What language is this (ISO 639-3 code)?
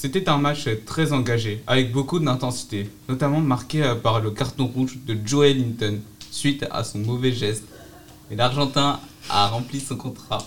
fra